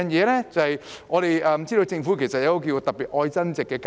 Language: Cantonese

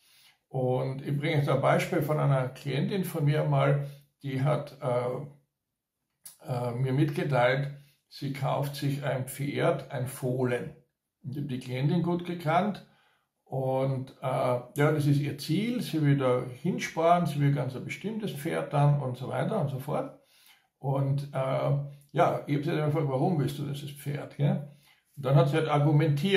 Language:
German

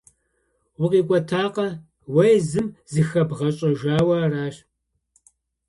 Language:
Kabardian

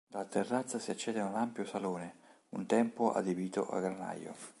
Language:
Italian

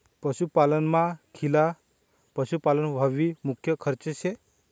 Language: Marathi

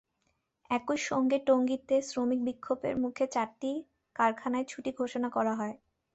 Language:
Bangla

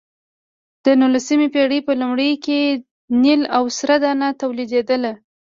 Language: Pashto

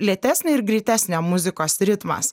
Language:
Lithuanian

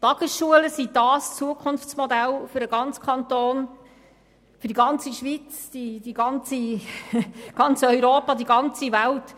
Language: Swiss German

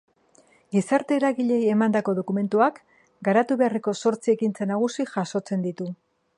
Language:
Basque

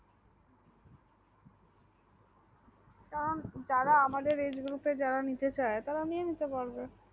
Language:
Bangla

